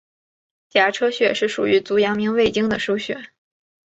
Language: Chinese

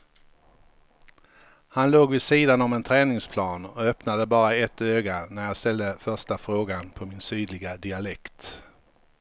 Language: Swedish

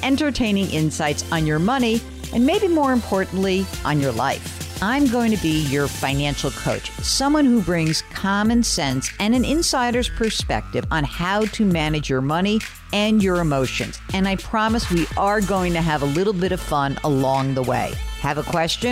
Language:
English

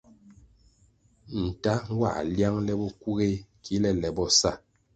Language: Kwasio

